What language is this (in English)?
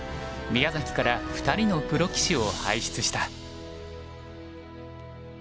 Japanese